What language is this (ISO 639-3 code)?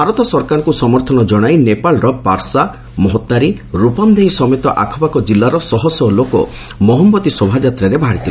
ori